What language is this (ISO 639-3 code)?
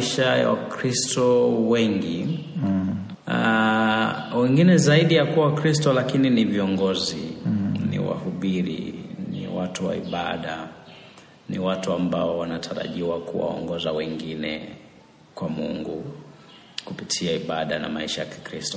swa